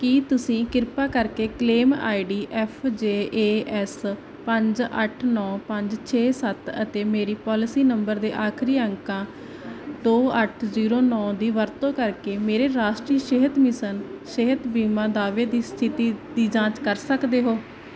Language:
Punjabi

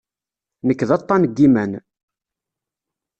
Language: Kabyle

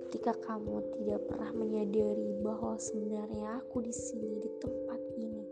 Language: Indonesian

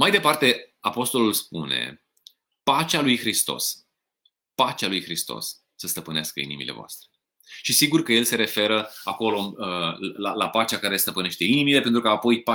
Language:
Romanian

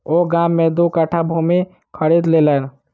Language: Maithili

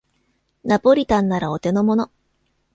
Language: Japanese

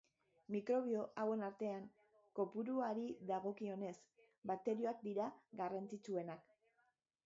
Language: Basque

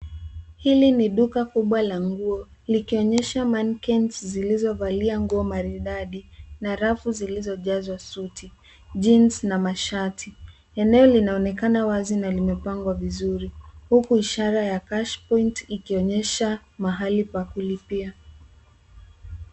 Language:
Swahili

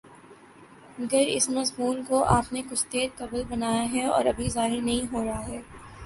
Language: Urdu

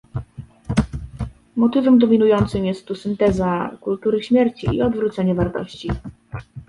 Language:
Polish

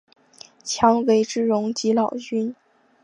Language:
Chinese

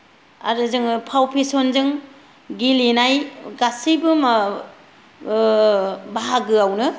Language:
Bodo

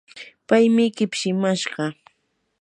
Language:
Yanahuanca Pasco Quechua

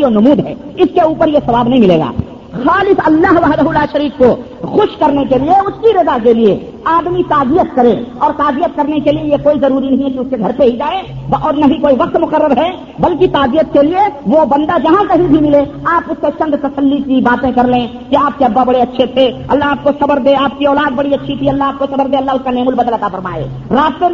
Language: Urdu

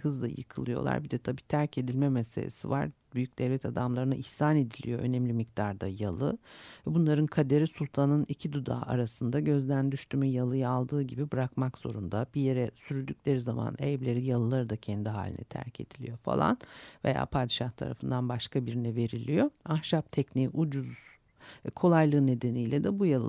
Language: Turkish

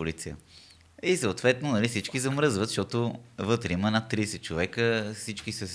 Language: Bulgarian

